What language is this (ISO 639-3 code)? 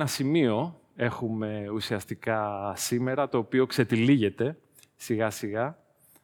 ell